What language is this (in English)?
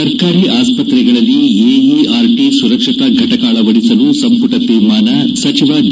Kannada